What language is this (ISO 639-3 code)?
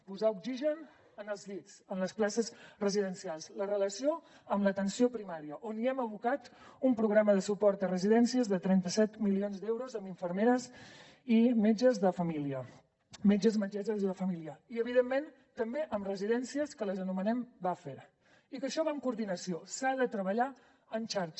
cat